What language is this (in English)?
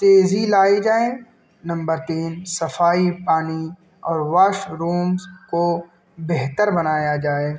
Urdu